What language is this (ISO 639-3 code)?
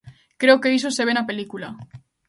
glg